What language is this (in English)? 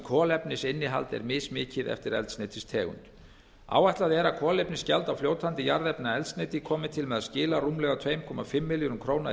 Icelandic